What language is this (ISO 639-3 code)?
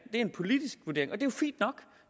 dan